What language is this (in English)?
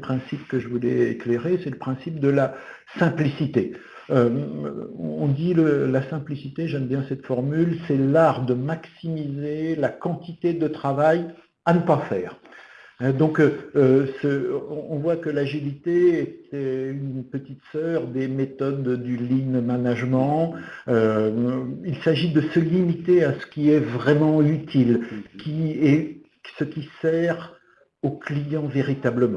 French